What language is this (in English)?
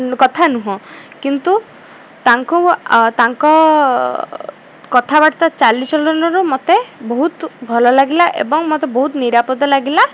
Odia